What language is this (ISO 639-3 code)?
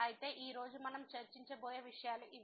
tel